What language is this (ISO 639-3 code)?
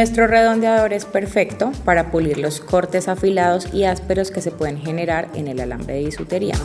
spa